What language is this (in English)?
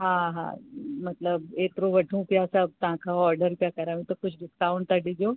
Sindhi